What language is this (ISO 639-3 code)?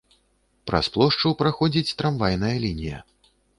bel